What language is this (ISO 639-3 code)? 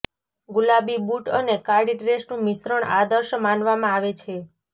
guj